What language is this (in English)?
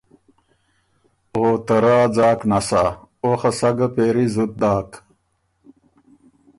Ormuri